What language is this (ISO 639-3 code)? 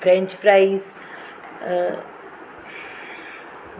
snd